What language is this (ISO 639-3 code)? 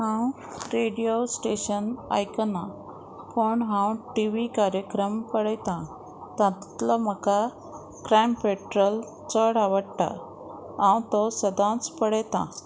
kok